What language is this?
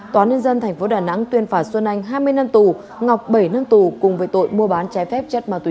Vietnamese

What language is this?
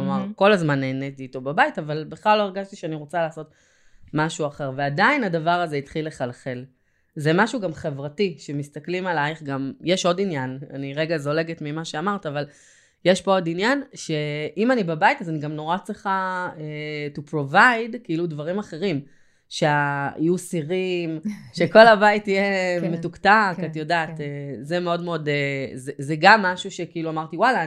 Hebrew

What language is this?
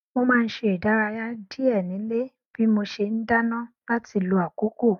Yoruba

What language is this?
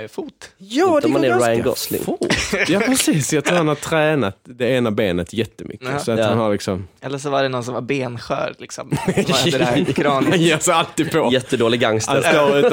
Swedish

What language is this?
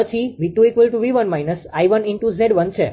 Gujarati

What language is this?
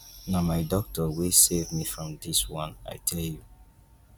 Nigerian Pidgin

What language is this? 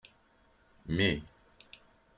Kabyle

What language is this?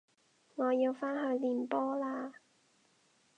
Cantonese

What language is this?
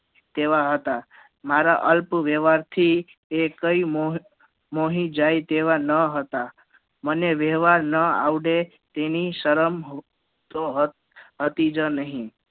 Gujarati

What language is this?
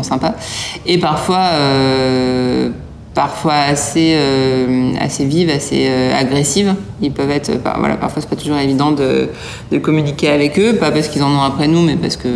French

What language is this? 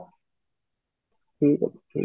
Odia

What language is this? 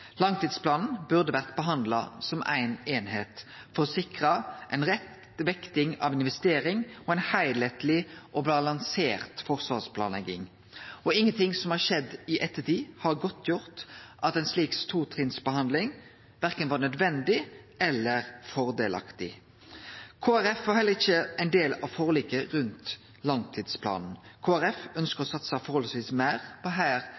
Norwegian Nynorsk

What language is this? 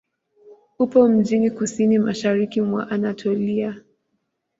Swahili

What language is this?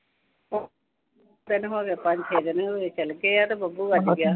Punjabi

